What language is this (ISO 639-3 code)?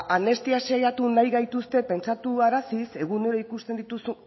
eus